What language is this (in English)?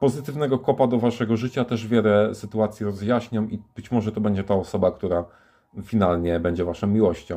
Polish